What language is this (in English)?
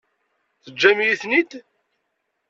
Kabyle